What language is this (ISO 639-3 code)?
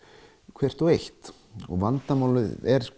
isl